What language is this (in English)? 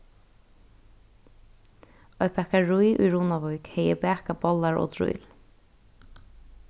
Faroese